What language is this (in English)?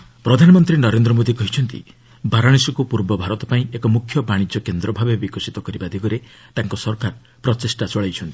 Odia